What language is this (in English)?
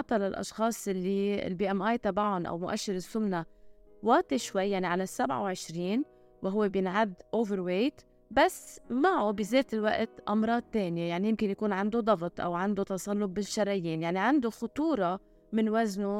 Arabic